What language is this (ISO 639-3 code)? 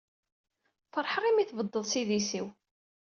kab